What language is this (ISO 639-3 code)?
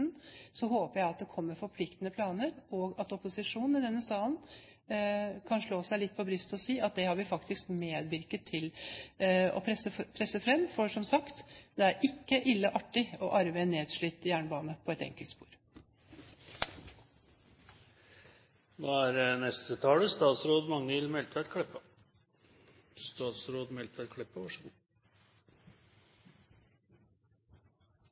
nor